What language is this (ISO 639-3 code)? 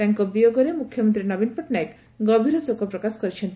ori